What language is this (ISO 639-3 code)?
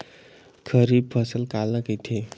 hne